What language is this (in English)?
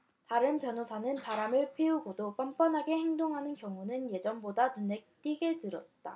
Korean